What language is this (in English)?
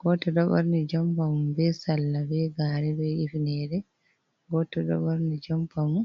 Fula